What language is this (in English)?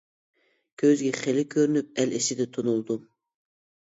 Uyghur